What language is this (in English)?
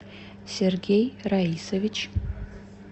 Russian